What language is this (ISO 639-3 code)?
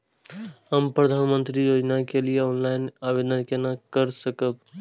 mai